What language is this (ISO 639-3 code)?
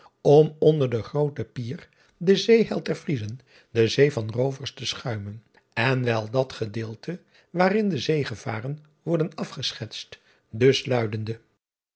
nld